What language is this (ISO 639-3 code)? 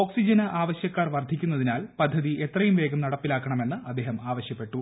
mal